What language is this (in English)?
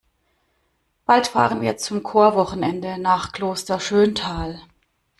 German